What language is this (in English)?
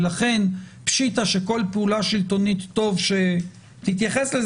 Hebrew